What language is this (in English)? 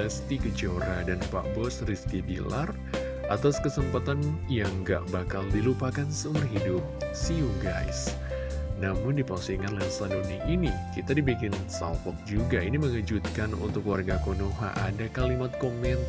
Indonesian